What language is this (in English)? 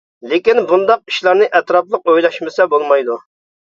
Uyghur